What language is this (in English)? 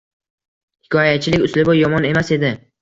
Uzbek